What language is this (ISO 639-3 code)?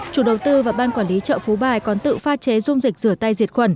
vie